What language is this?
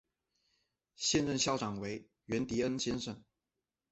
Chinese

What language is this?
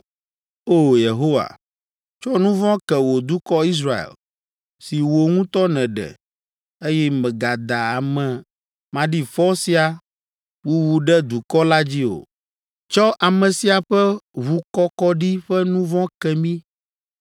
Ewe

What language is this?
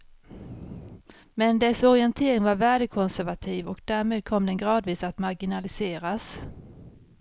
Swedish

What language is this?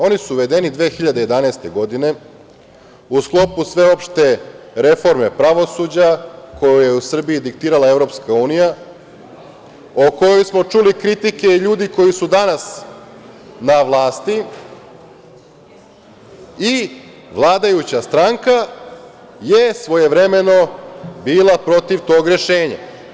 Serbian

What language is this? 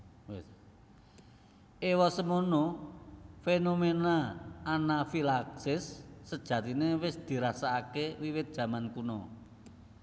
Javanese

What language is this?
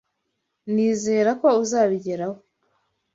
Kinyarwanda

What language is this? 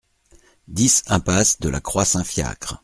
French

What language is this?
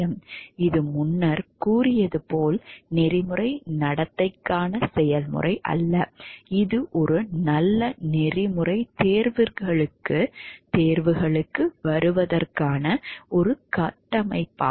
Tamil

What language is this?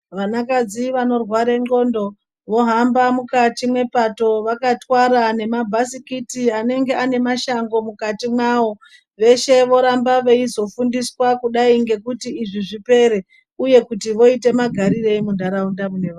Ndau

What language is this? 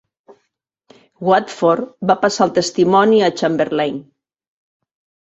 Catalan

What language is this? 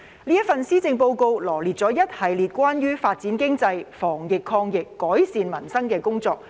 Cantonese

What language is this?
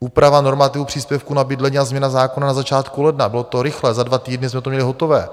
Czech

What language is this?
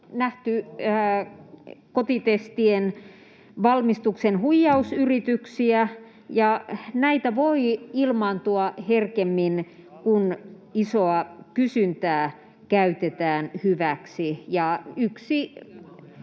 Finnish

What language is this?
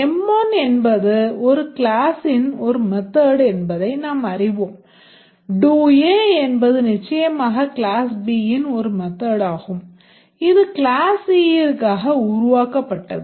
Tamil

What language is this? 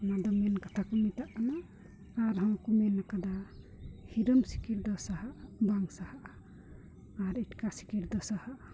Santali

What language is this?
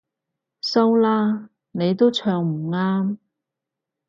Cantonese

